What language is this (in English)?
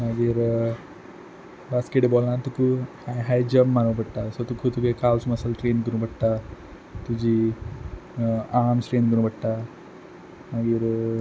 Konkani